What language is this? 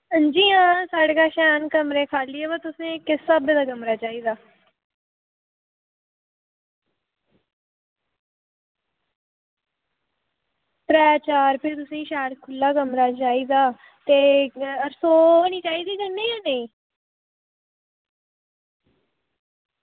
Dogri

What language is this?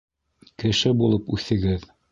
Bashkir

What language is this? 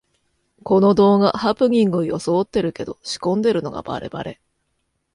Japanese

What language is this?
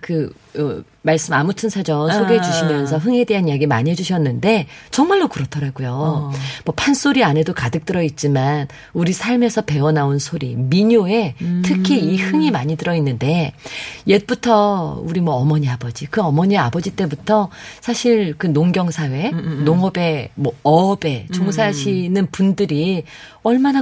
Korean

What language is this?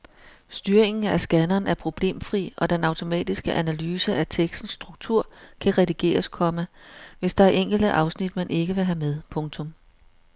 Danish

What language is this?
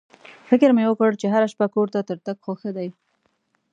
Pashto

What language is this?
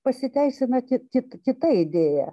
Lithuanian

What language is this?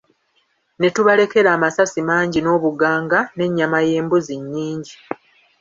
Ganda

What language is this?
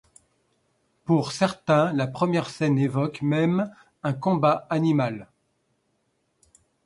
French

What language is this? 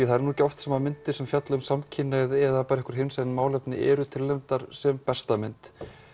Icelandic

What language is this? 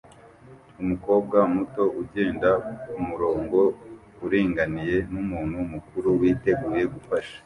Kinyarwanda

